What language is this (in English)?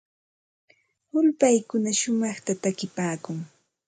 Santa Ana de Tusi Pasco Quechua